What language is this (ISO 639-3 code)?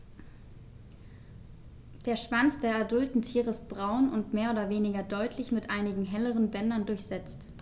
deu